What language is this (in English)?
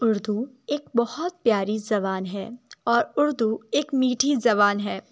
Urdu